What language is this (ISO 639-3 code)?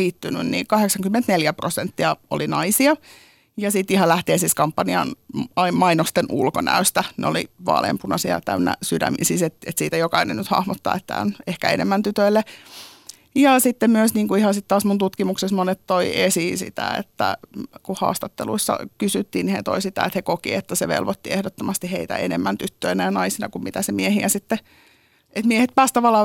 fin